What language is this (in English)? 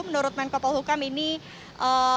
Indonesian